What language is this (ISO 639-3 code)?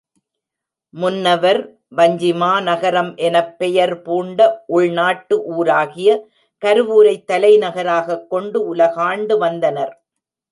tam